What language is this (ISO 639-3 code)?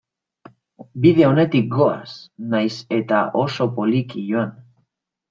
eus